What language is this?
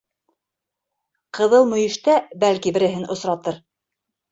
Bashkir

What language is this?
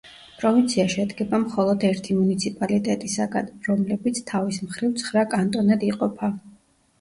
Georgian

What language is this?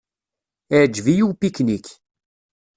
Kabyle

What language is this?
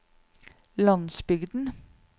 Norwegian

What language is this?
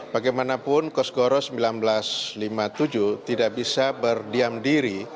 Indonesian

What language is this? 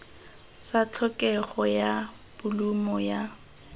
Tswana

